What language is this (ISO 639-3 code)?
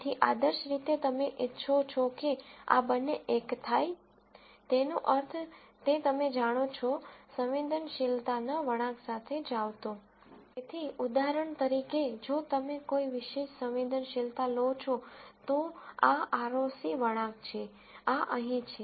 guj